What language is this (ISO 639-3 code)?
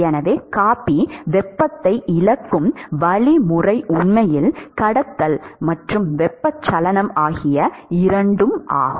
tam